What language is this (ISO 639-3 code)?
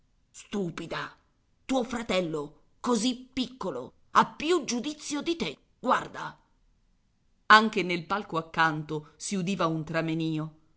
ita